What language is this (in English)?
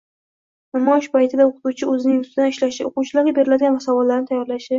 Uzbek